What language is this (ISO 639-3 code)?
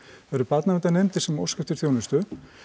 isl